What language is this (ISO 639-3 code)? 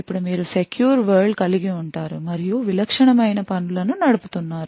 tel